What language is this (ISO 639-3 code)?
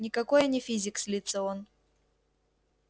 rus